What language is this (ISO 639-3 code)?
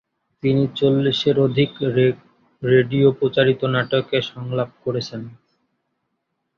ben